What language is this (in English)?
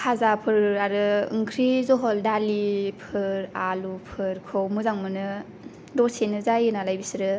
Bodo